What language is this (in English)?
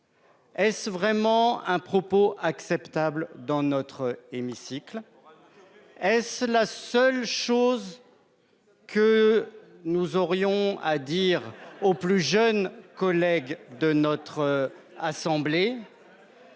French